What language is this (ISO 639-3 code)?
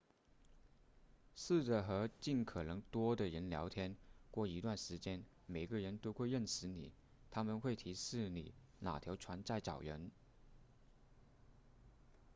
zho